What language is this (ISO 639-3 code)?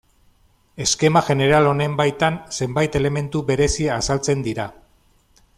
eus